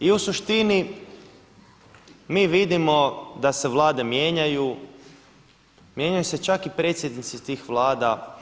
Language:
Croatian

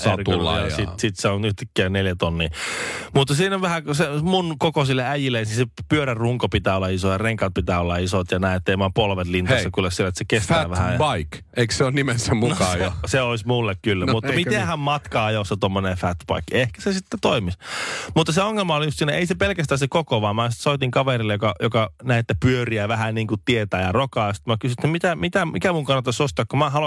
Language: Finnish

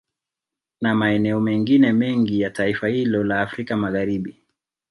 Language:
Swahili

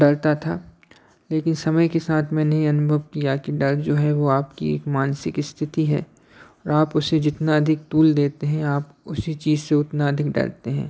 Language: Hindi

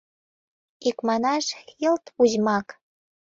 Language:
Mari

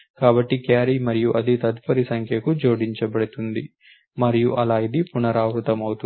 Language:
Telugu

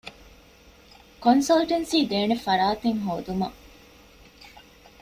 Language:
Divehi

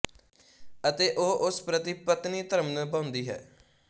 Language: Punjabi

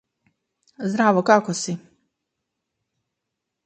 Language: Macedonian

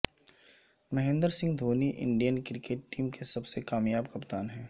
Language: Urdu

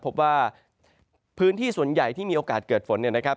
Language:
Thai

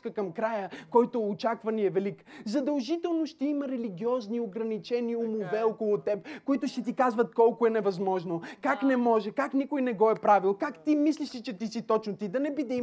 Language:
Bulgarian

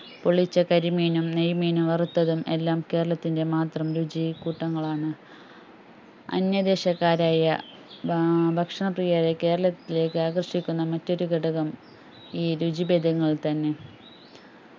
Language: Malayalam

